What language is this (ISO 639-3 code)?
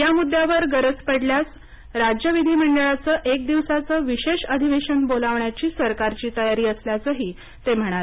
mar